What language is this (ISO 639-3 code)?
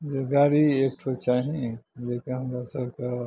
mai